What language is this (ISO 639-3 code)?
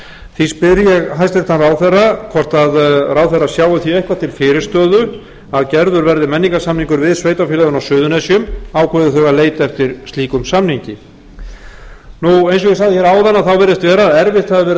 isl